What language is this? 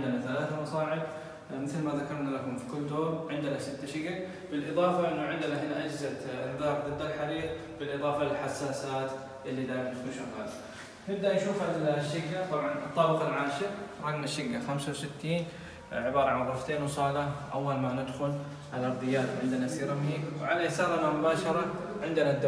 Arabic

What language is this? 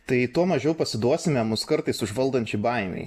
Lithuanian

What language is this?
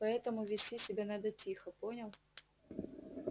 Russian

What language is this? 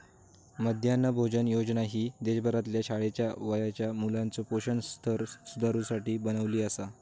Marathi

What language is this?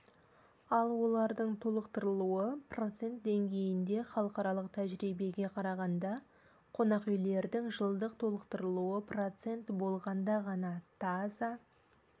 Kazakh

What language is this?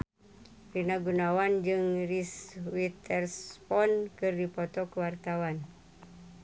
Sundanese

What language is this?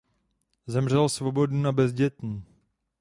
Czech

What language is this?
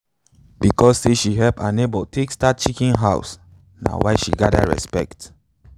Nigerian Pidgin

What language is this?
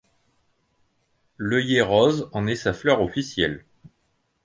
French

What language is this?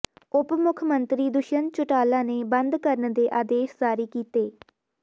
Punjabi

